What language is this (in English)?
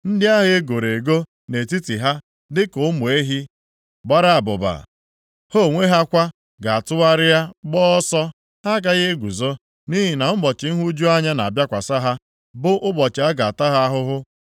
Igbo